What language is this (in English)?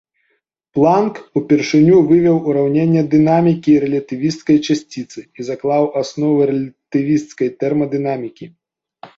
Belarusian